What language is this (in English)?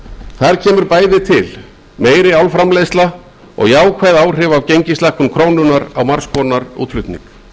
Icelandic